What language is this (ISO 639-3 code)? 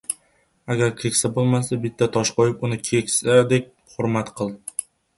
uzb